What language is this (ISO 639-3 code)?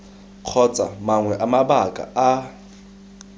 tsn